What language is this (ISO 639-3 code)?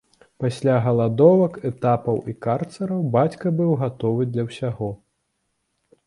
bel